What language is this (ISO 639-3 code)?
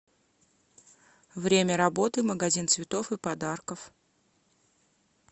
rus